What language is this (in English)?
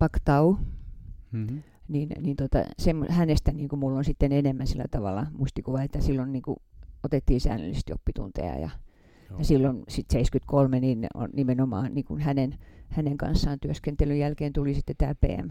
Finnish